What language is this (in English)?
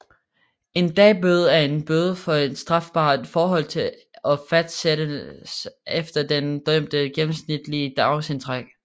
Danish